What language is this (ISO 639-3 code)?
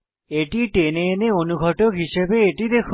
ben